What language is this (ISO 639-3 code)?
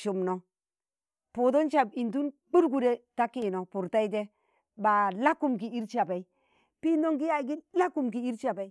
tan